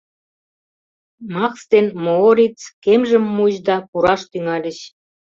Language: Mari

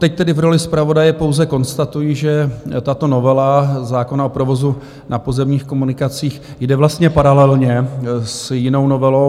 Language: Czech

